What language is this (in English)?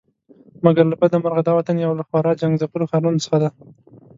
Pashto